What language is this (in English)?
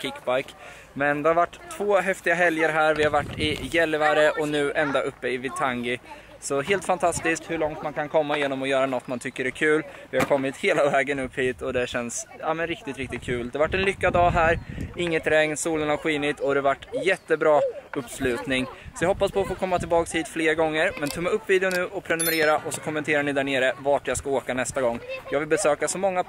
Swedish